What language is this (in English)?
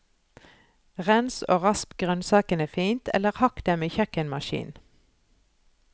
Norwegian